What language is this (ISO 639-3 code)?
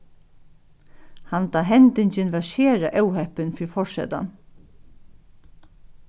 fao